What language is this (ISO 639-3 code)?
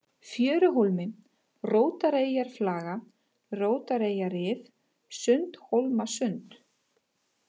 isl